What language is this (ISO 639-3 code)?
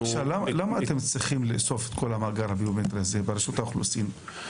heb